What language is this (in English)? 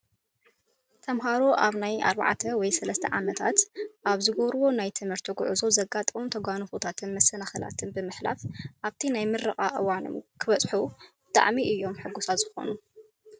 Tigrinya